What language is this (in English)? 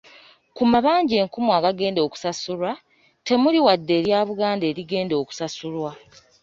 Ganda